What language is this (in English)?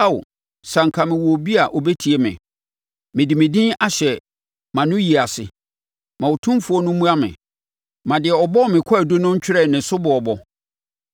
Akan